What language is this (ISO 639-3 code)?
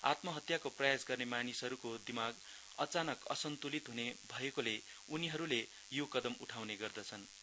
nep